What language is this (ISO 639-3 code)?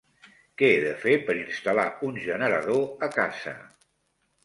cat